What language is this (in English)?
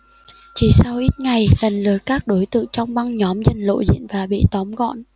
Vietnamese